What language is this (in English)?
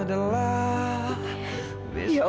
Indonesian